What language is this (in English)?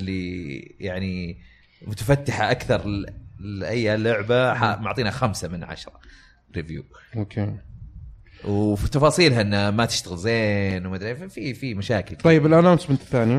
Arabic